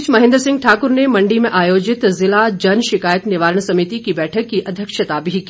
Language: Hindi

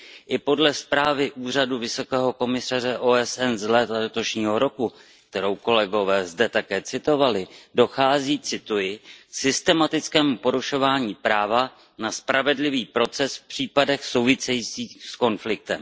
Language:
Czech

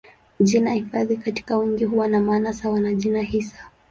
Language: Swahili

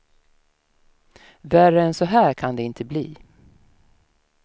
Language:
Swedish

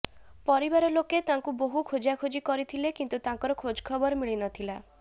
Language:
Odia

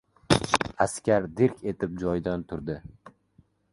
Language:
Uzbek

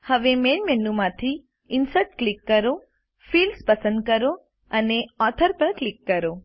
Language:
Gujarati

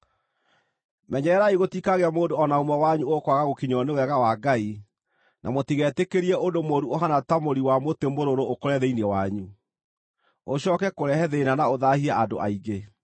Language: Kikuyu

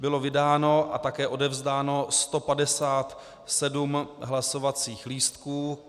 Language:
Czech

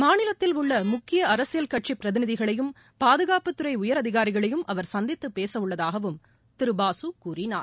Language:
Tamil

